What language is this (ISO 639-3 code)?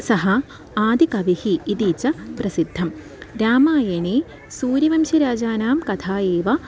san